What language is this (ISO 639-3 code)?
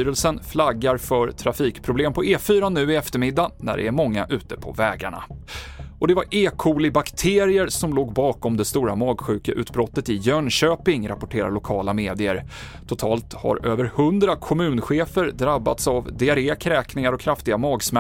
swe